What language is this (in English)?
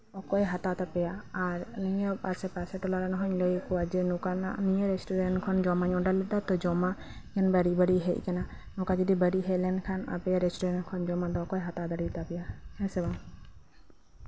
Santali